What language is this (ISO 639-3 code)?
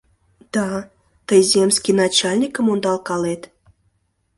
chm